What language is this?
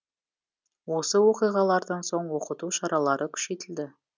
Kazakh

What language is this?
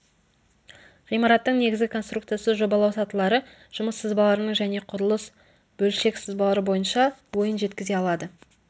Kazakh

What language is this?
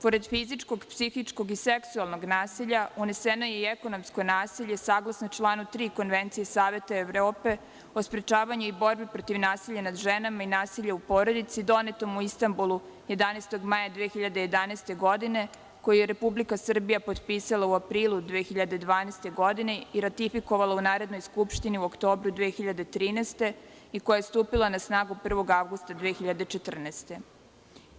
Serbian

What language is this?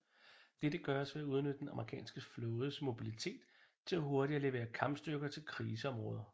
Danish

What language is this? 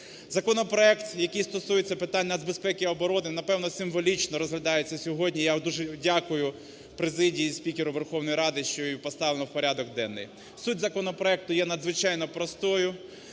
Ukrainian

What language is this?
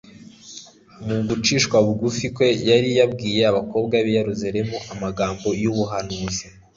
Kinyarwanda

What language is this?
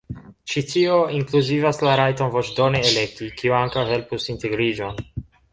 Esperanto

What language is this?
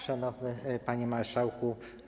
Polish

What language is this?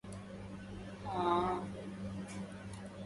Arabic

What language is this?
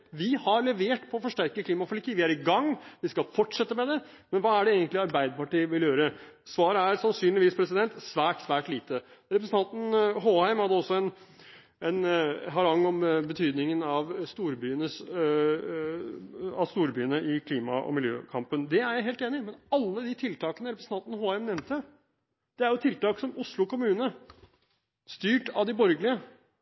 Norwegian Bokmål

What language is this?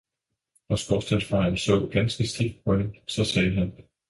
Danish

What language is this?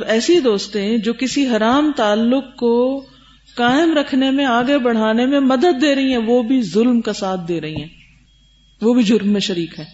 Urdu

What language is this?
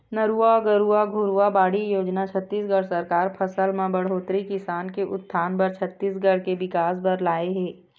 Chhattisgarhi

